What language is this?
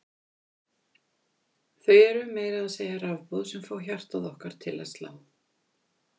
Icelandic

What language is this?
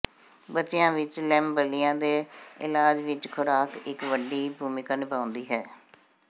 Punjabi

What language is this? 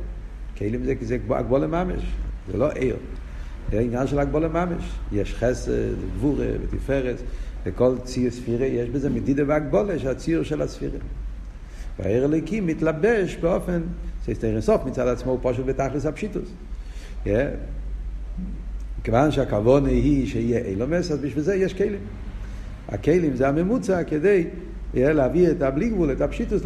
Hebrew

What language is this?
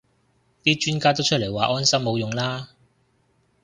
Cantonese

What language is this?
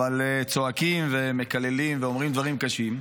Hebrew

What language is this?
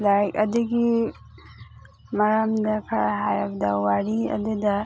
Manipuri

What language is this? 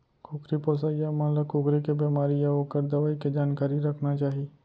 Chhattisgarhi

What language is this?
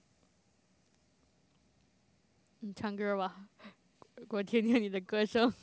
Chinese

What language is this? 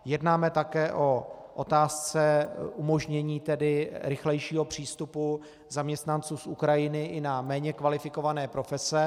Czech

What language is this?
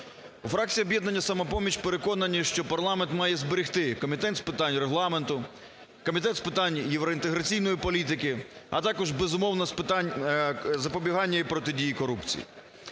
Ukrainian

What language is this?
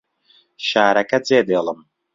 Central Kurdish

